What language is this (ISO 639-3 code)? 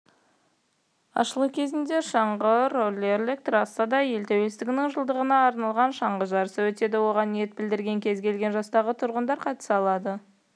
kaz